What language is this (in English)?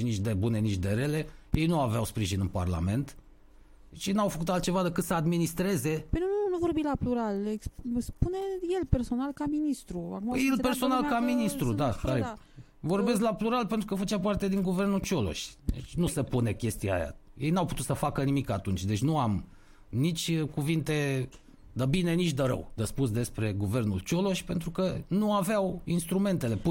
Romanian